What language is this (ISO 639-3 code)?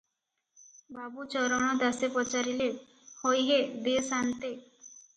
ori